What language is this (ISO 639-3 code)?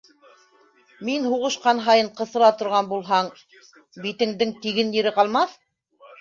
bak